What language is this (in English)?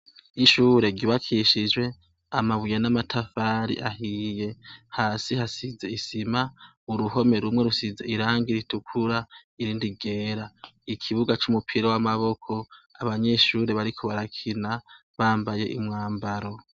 Rundi